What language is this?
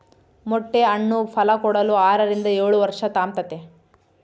Kannada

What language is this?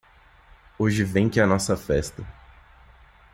Portuguese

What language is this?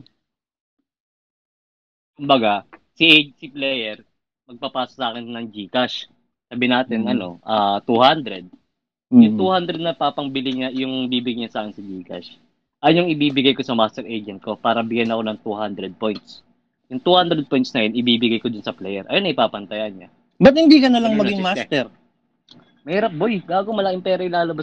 Filipino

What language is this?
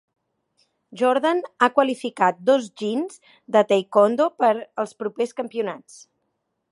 Catalan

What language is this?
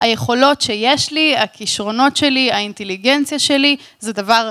Hebrew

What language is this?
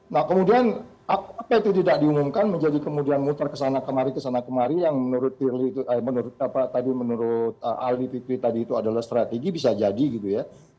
Indonesian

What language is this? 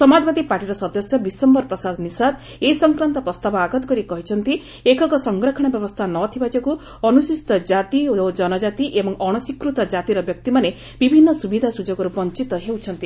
Odia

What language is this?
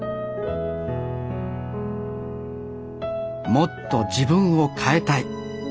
Japanese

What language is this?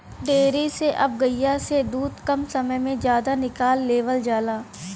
Bhojpuri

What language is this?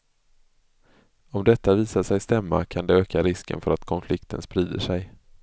Swedish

